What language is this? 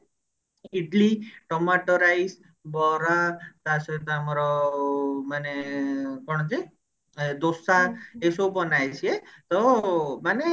Odia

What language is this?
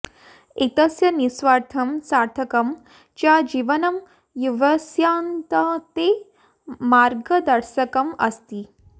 Sanskrit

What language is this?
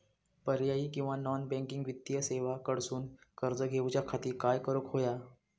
Marathi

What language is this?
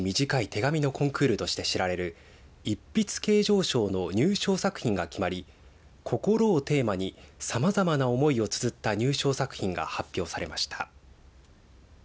Japanese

